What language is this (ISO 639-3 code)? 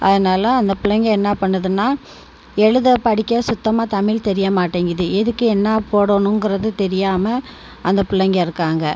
tam